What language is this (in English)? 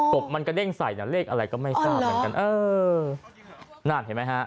Thai